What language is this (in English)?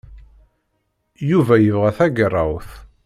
Kabyle